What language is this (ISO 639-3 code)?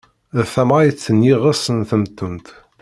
kab